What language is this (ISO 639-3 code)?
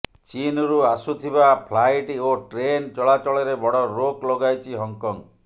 ori